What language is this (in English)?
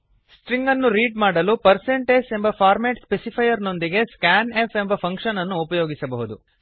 Kannada